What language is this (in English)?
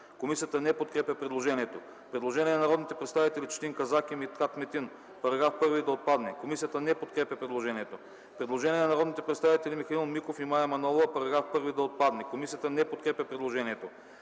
Bulgarian